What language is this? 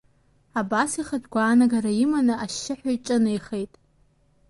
Abkhazian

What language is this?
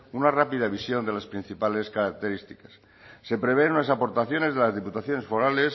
Spanish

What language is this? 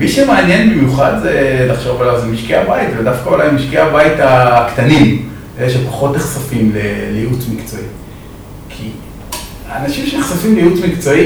Hebrew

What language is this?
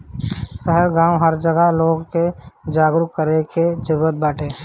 Bhojpuri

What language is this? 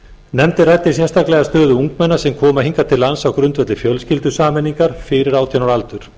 Icelandic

